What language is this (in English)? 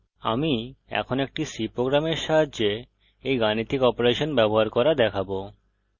Bangla